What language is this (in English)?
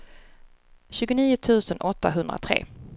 Swedish